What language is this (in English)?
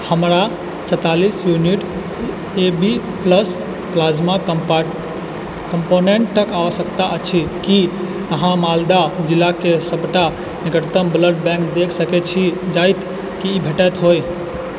Maithili